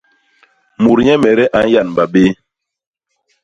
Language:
Basaa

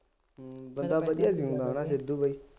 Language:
Punjabi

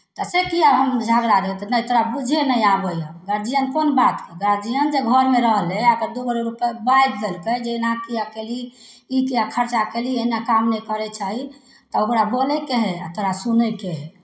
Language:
Maithili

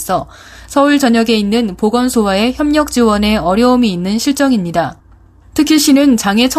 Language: Korean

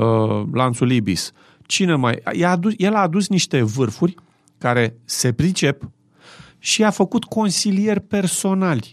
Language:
Romanian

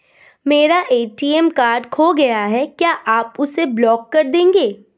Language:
Hindi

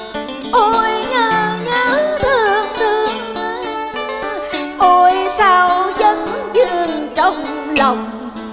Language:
Vietnamese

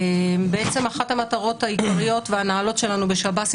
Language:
Hebrew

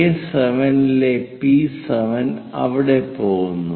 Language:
Malayalam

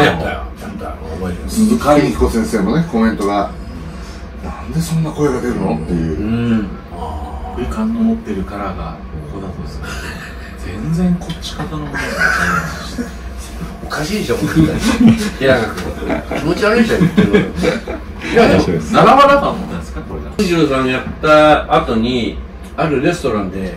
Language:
Japanese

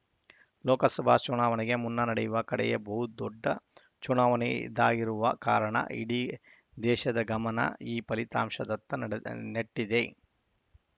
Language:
Kannada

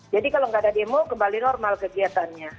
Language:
Indonesian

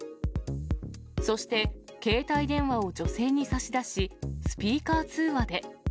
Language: Japanese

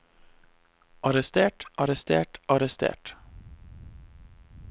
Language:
Norwegian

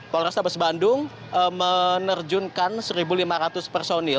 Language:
Indonesian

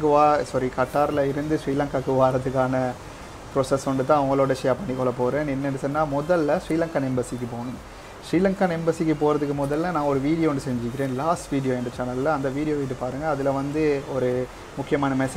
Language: Indonesian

